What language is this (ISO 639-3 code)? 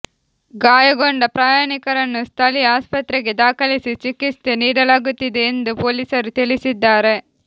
kan